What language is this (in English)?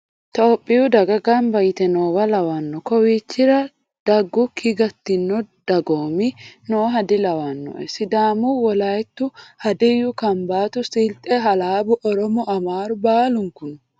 Sidamo